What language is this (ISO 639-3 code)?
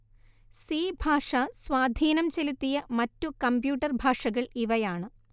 mal